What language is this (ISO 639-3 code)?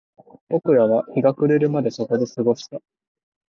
jpn